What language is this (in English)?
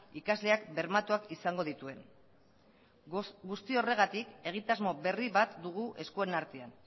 Basque